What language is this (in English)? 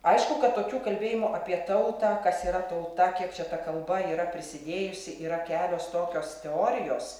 Lithuanian